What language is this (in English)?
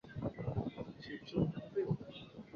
Chinese